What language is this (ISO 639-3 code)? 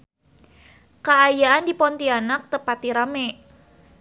sun